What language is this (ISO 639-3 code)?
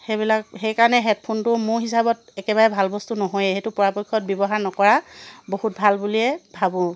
asm